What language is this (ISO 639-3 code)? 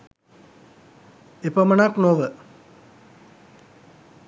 sin